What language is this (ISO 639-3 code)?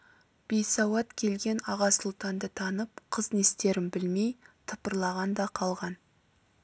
kaz